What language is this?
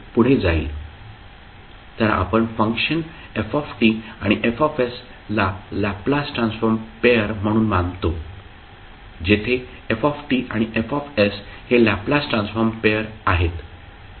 Marathi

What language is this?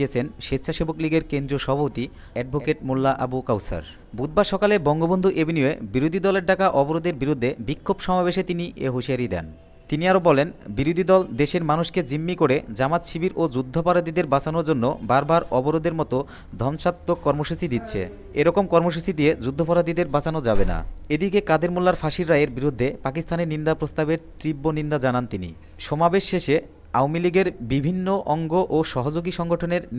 Bangla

